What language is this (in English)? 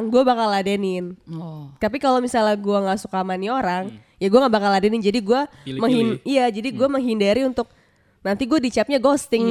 Indonesian